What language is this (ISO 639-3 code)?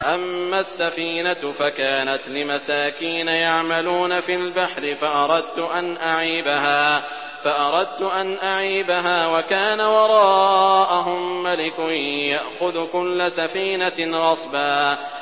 ara